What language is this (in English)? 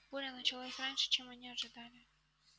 Russian